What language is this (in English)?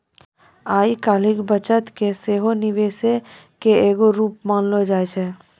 Maithili